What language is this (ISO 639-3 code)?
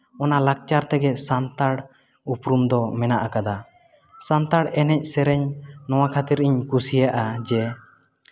sat